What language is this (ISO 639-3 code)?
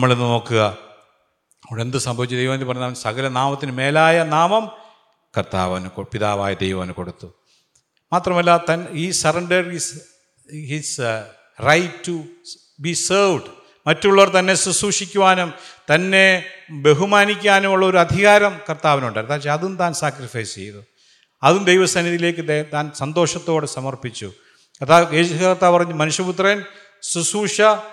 mal